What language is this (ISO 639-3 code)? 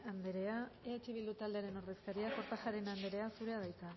eus